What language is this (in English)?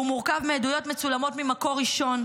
Hebrew